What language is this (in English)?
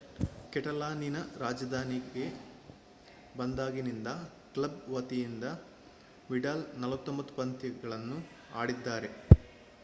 Kannada